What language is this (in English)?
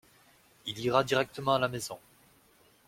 French